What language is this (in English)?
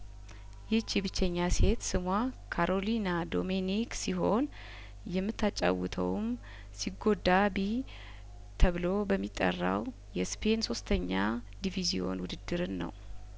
Amharic